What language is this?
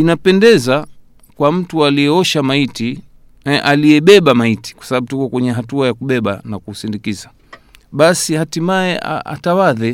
Swahili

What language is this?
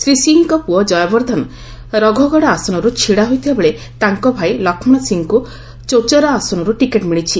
Odia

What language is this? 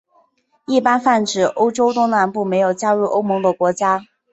Chinese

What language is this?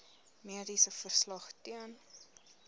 Afrikaans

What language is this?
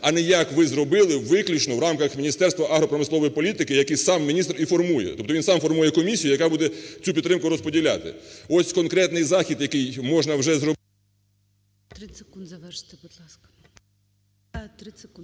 Ukrainian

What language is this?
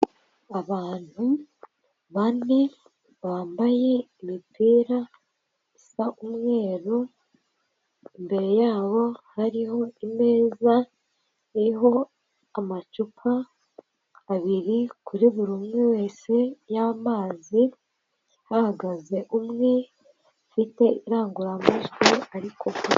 Kinyarwanda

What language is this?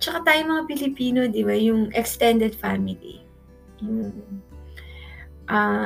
Filipino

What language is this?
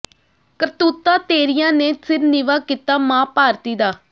Punjabi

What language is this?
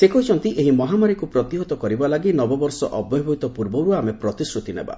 Odia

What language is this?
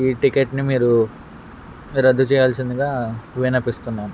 Telugu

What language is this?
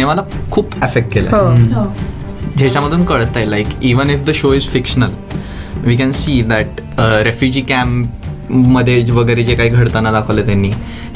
Marathi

